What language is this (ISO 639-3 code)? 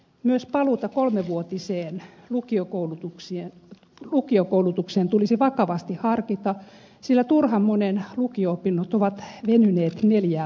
fin